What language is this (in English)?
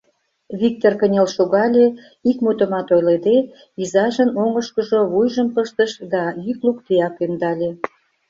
Mari